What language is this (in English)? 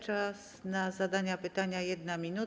Polish